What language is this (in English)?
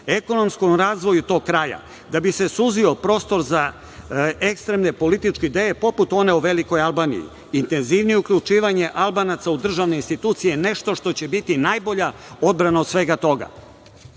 Serbian